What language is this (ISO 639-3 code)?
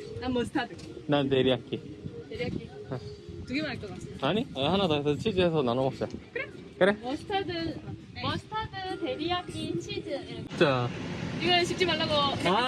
kor